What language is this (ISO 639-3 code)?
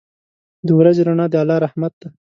pus